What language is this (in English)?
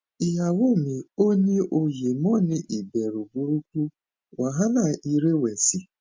Yoruba